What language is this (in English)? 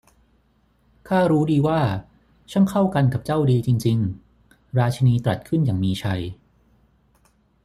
Thai